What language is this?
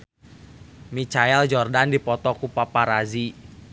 Sundanese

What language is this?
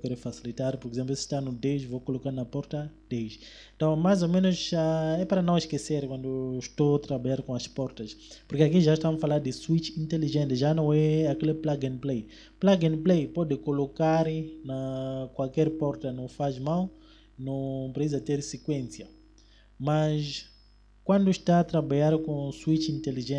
Portuguese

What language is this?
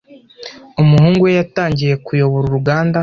Kinyarwanda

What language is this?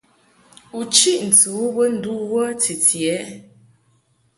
Mungaka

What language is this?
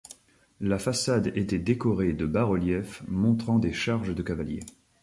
French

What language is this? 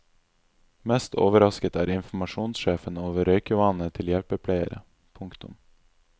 Norwegian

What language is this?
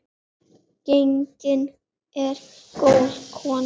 Icelandic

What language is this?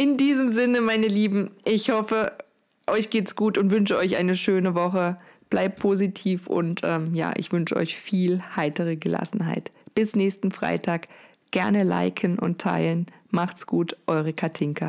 German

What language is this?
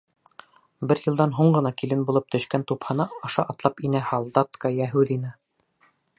Bashkir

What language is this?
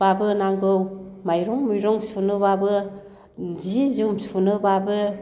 Bodo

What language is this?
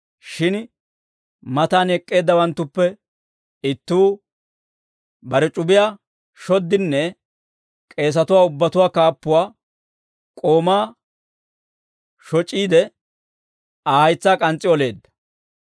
Dawro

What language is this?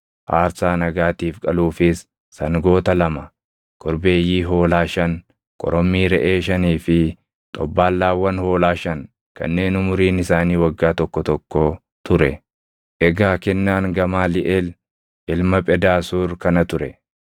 Oromo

